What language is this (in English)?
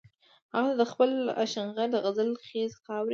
Pashto